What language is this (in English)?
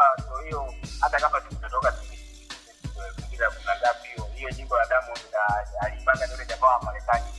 Swahili